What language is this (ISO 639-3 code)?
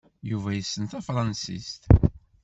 kab